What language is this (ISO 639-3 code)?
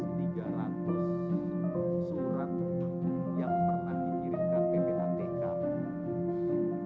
ind